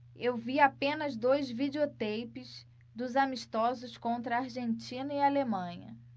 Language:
Portuguese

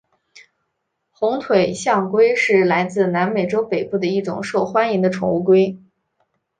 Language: Chinese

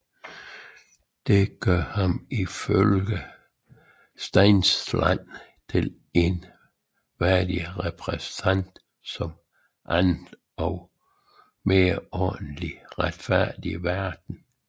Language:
Danish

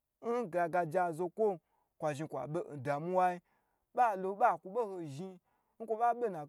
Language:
Gbagyi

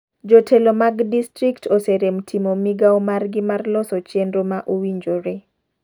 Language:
Luo (Kenya and Tanzania)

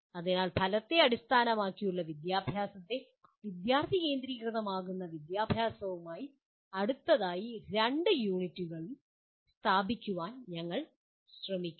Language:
Malayalam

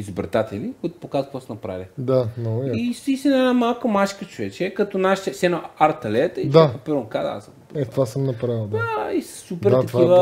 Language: Bulgarian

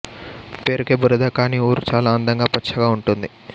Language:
Telugu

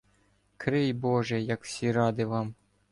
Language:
Ukrainian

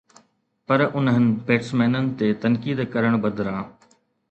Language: Sindhi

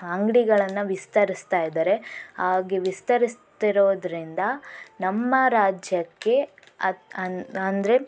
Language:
Kannada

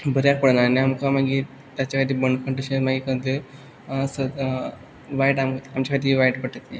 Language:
Konkani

